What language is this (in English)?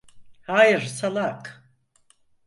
Turkish